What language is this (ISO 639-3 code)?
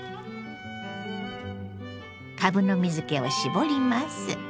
jpn